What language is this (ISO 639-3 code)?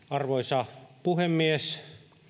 fin